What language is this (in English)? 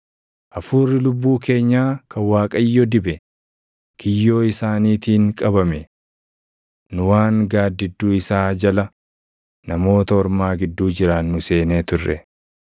Oromo